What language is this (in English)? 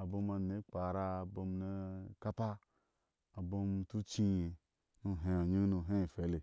Ashe